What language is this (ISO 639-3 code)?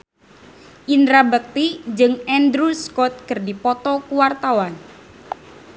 sun